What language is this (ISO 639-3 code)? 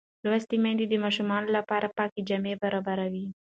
pus